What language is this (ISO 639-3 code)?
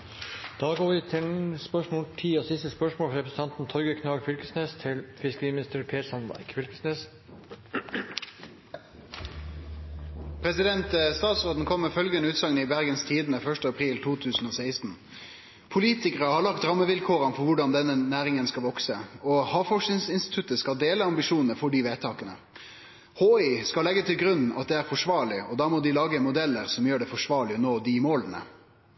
nob